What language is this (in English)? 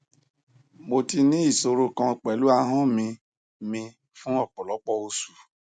Yoruba